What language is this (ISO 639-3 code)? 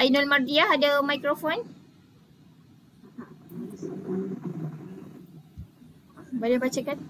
msa